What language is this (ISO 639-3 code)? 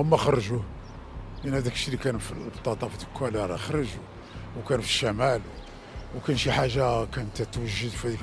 ara